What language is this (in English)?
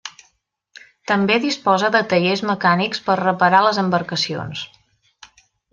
Catalan